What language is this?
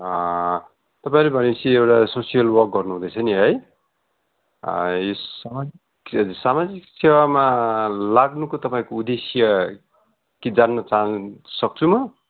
Nepali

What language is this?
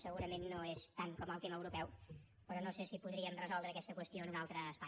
Catalan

